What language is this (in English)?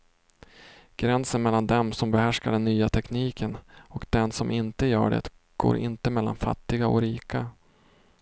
Swedish